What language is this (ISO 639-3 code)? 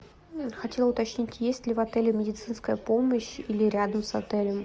rus